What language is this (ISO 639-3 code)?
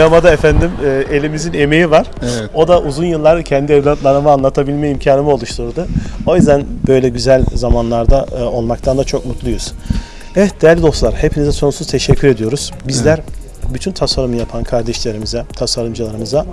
tur